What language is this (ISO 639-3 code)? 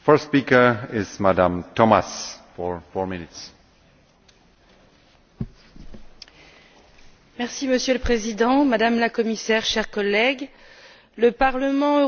fra